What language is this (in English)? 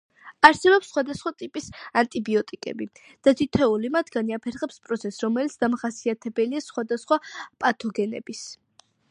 Georgian